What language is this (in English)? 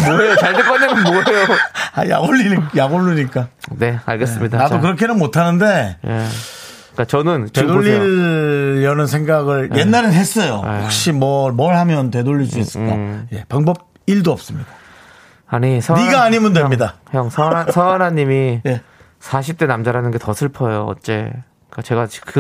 Korean